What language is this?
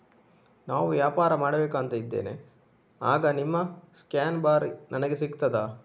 Kannada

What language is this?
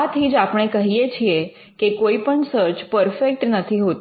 Gujarati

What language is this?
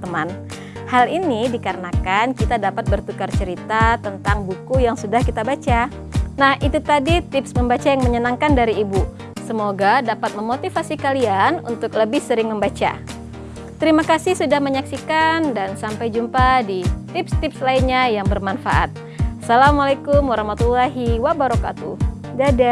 Indonesian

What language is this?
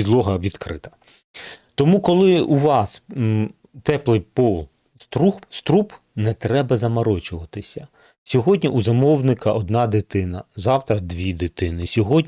Ukrainian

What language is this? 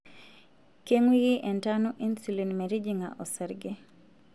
Masai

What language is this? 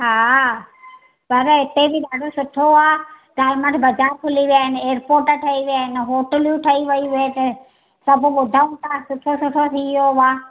Sindhi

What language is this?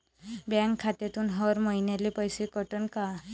Marathi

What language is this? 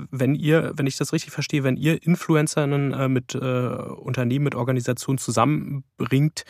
German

